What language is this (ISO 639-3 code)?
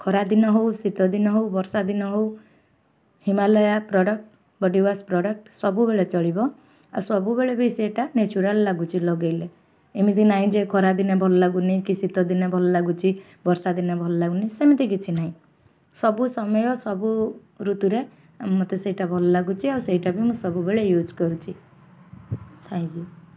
ori